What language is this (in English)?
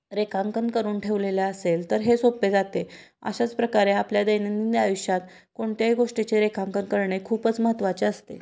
Marathi